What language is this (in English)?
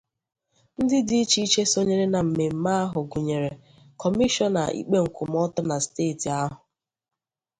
Igbo